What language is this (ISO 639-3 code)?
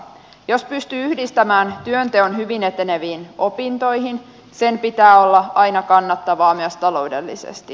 fin